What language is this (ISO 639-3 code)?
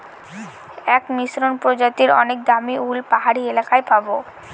ben